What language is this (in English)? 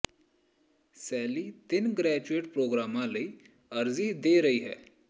Punjabi